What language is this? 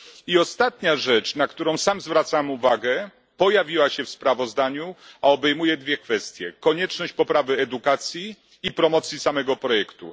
Polish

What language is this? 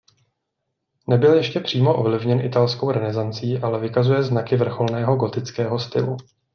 Czech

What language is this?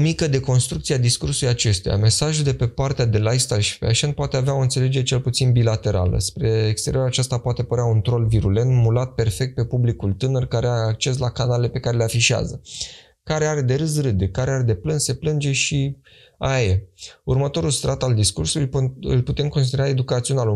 Romanian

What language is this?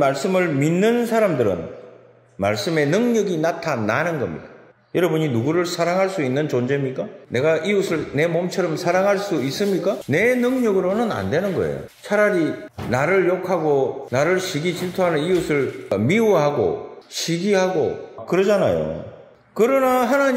Korean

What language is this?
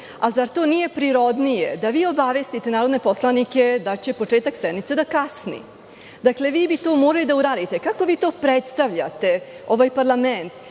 Serbian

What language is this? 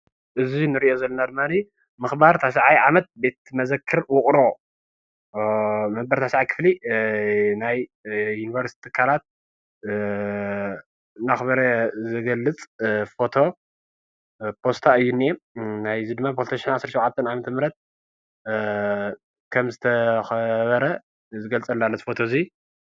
Tigrinya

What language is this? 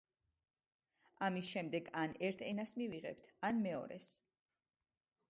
Georgian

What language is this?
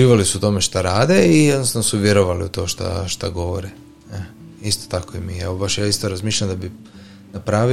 Croatian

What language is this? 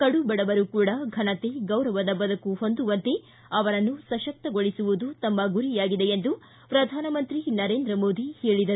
Kannada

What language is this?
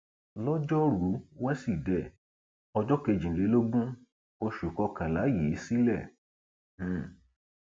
Yoruba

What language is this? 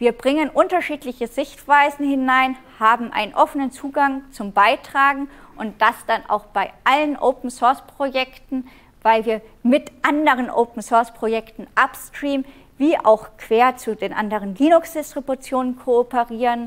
German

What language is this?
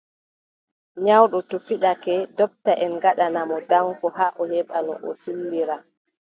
Adamawa Fulfulde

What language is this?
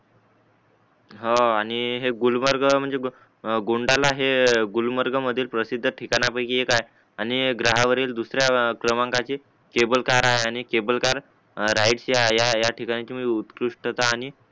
Marathi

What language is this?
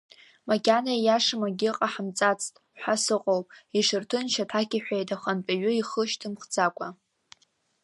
Abkhazian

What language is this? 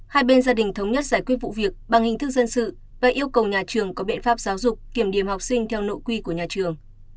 Vietnamese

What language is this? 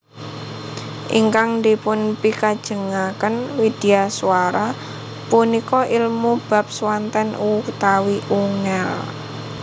Javanese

